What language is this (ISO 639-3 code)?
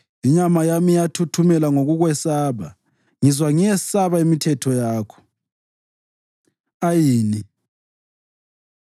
nde